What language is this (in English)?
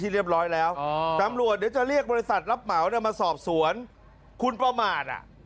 Thai